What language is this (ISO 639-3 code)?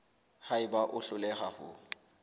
sot